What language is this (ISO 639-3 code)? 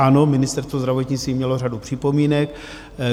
ces